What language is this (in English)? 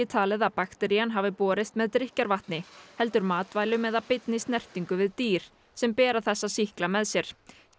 Icelandic